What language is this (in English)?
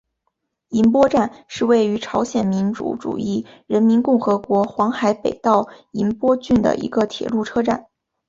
Chinese